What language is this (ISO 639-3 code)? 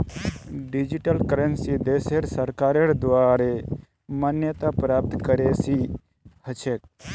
mag